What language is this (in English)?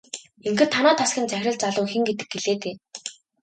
Mongolian